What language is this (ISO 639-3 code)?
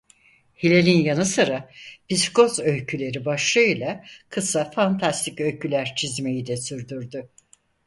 tur